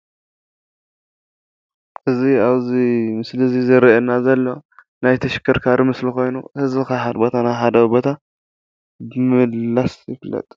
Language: Tigrinya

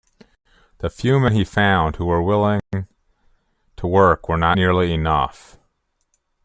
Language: English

